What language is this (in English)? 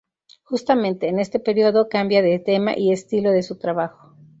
Spanish